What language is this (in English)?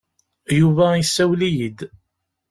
Kabyle